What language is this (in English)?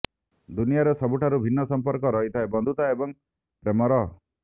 Odia